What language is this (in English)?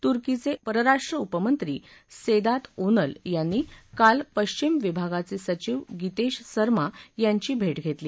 Marathi